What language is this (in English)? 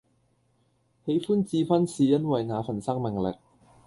Cantonese